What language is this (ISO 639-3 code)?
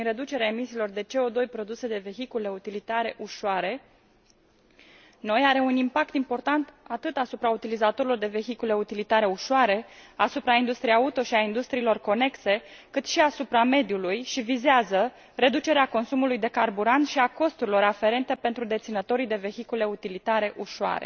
ron